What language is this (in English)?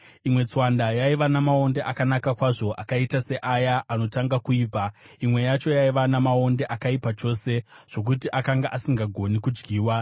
Shona